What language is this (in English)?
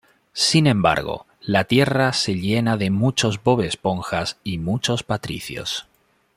Spanish